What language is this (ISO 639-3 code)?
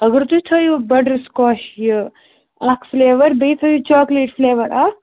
kas